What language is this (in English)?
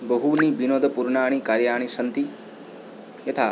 Sanskrit